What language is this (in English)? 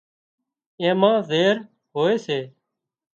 Wadiyara Koli